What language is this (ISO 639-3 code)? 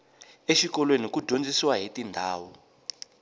tso